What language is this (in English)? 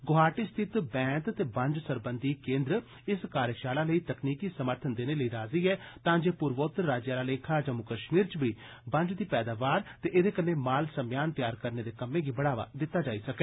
Dogri